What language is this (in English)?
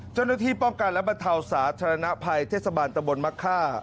Thai